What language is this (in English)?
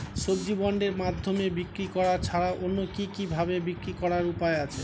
Bangla